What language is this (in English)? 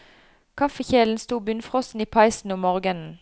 Norwegian